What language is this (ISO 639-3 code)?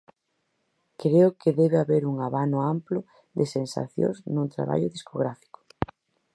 glg